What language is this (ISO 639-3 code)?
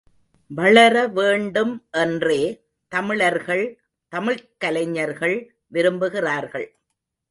tam